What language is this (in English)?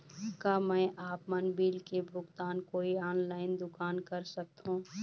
Chhattisgarhi